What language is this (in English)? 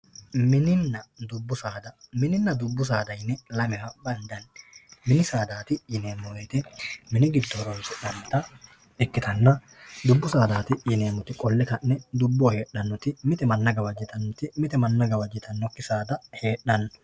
Sidamo